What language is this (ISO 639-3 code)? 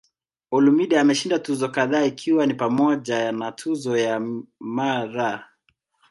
swa